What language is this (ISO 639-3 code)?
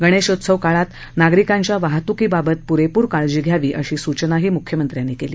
mar